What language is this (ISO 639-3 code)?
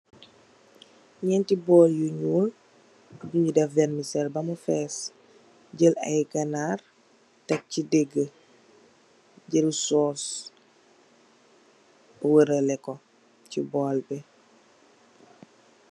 wol